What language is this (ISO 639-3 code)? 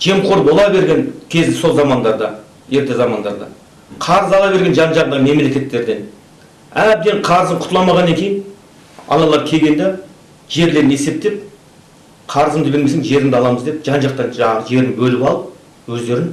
kaz